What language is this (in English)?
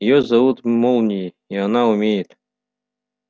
Russian